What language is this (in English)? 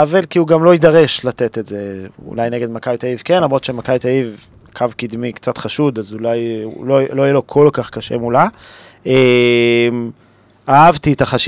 Hebrew